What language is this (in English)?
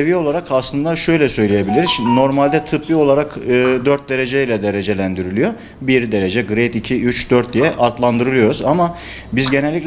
Turkish